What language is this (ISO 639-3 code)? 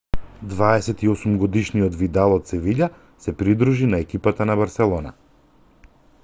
mkd